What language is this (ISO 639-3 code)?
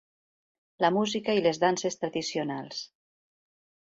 cat